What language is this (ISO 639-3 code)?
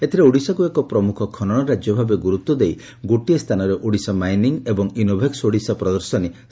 ori